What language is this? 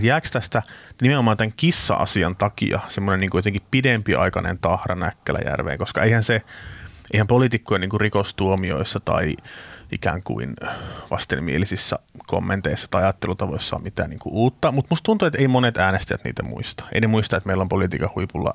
Finnish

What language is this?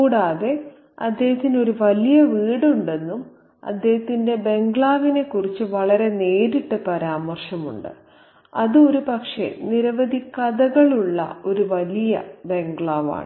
Malayalam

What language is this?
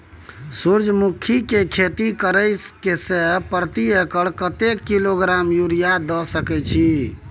Maithili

